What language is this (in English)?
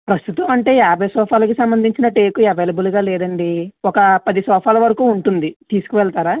Telugu